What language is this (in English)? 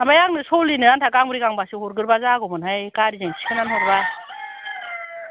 Bodo